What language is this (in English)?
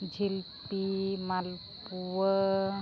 Santali